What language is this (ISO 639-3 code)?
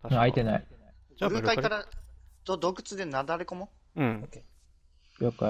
jpn